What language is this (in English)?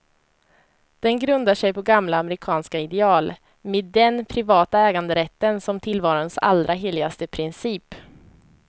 Swedish